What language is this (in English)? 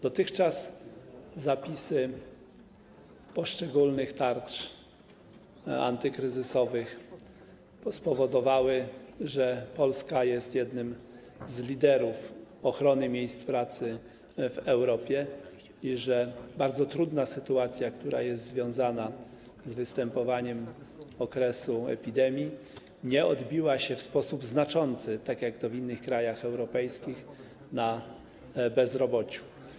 Polish